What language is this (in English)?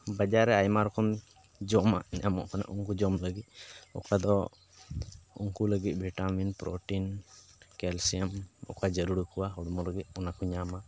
Santali